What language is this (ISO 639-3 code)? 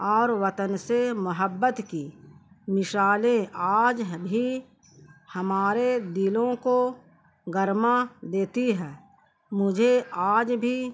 urd